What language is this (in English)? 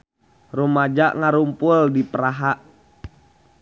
Sundanese